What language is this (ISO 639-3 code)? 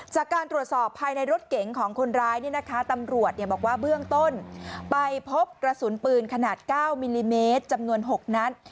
tha